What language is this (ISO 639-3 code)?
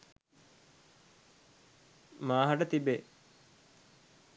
sin